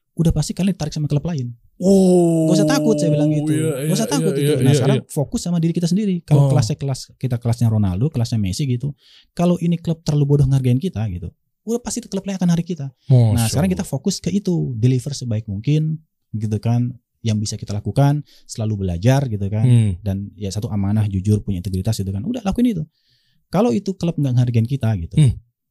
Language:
Indonesian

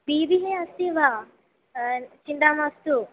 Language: Sanskrit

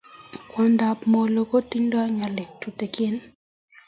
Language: Kalenjin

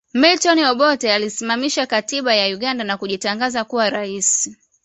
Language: Swahili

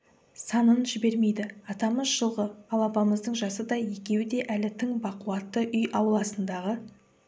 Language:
Kazakh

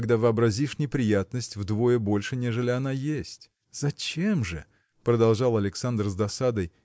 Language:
Russian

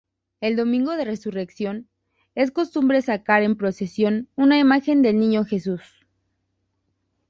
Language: Spanish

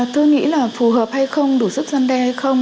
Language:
Vietnamese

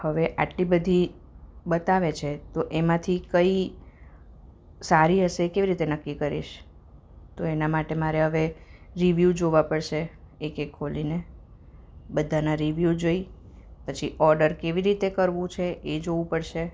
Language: Gujarati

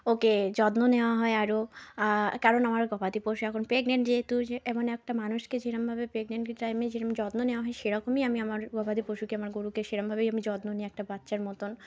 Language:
Bangla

